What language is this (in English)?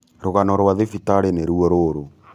Kikuyu